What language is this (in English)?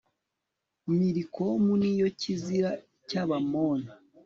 Kinyarwanda